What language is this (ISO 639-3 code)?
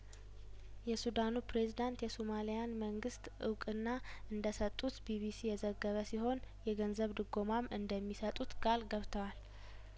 amh